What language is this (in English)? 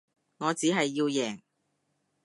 Cantonese